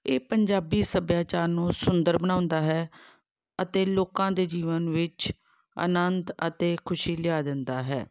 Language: Punjabi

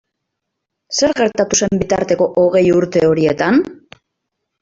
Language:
Basque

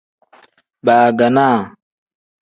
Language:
Tem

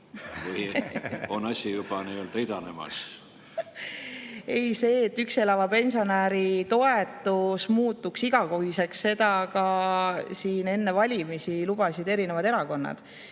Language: Estonian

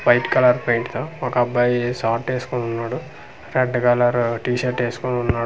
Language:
Telugu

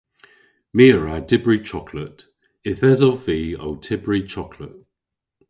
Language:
Cornish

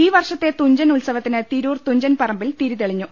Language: Malayalam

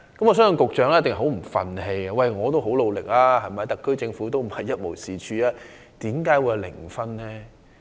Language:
Cantonese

